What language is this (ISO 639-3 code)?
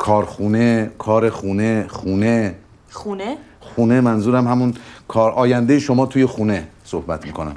fas